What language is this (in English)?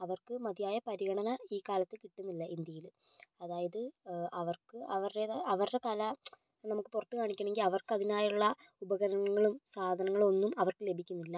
Malayalam